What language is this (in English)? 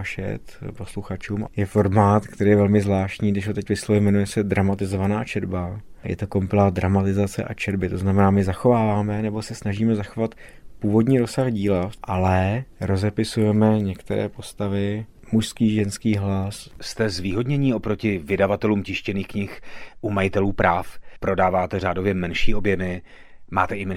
Czech